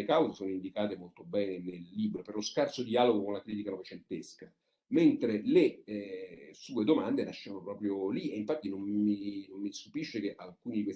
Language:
Italian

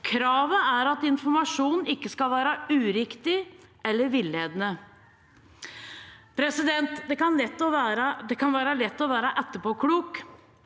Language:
Norwegian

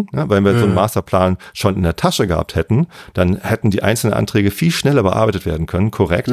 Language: German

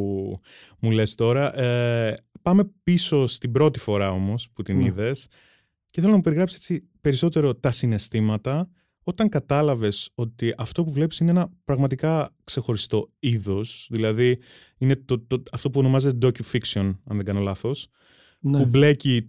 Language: Greek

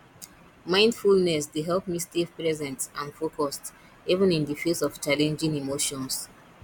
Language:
Nigerian Pidgin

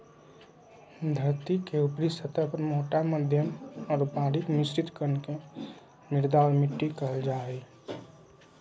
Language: Magahi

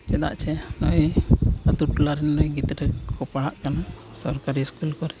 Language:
Santali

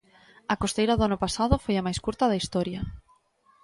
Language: Galician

